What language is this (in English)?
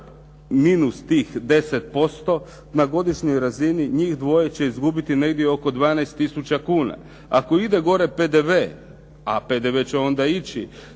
Croatian